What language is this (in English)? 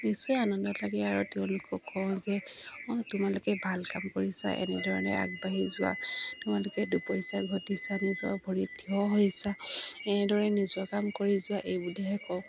Assamese